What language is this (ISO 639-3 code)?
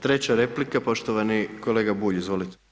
hrv